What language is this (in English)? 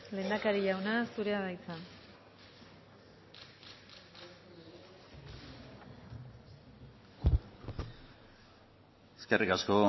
Basque